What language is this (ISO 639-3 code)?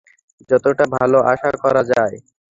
ben